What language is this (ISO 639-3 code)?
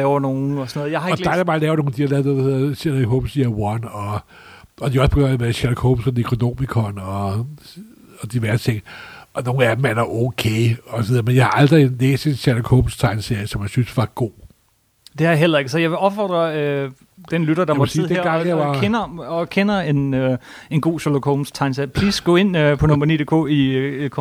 dan